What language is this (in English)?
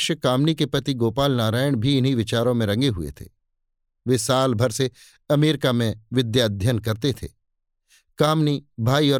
Hindi